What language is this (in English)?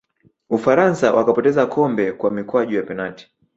Swahili